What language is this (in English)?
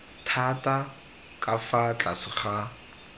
Tswana